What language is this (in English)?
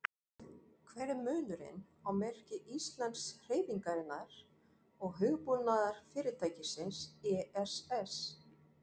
Icelandic